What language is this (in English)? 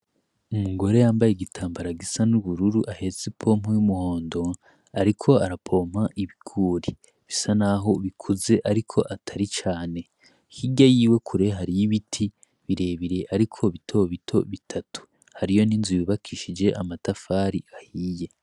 Rundi